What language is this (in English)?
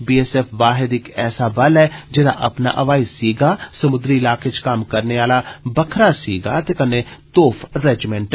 Dogri